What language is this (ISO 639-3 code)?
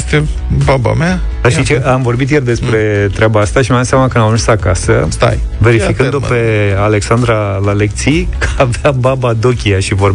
ron